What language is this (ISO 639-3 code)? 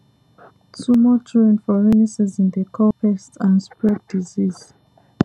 pcm